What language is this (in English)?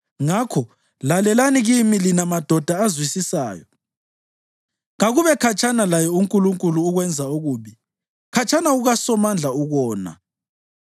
North Ndebele